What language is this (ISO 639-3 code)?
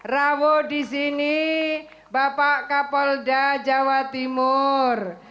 ind